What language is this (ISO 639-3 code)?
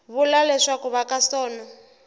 tso